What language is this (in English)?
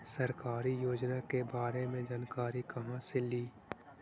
Magahi